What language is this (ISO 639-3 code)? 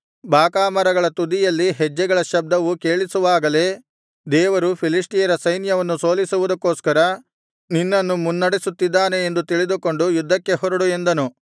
kan